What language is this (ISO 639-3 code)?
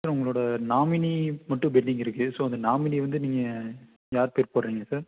tam